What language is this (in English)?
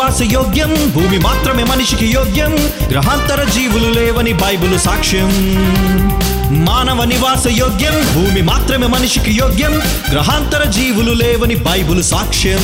Telugu